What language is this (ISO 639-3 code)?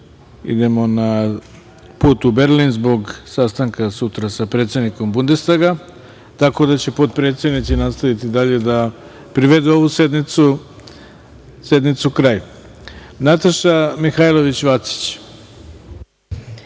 srp